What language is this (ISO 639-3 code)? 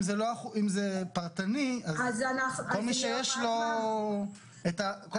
heb